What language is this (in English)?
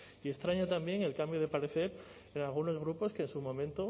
Spanish